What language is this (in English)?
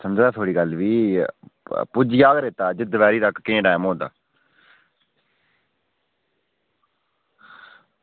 Dogri